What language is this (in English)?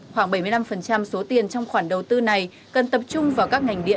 Vietnamese